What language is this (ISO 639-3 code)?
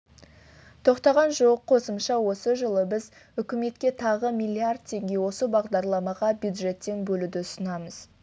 kaz